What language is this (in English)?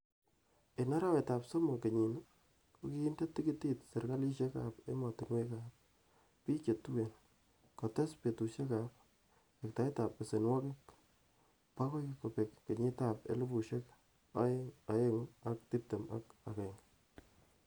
Kalenjin